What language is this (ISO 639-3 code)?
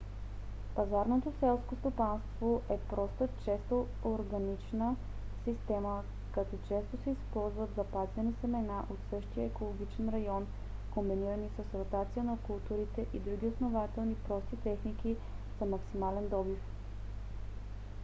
bul